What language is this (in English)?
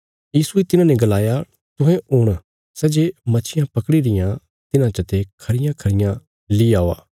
Bilaspuri